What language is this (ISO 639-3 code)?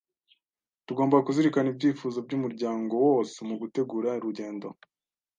kin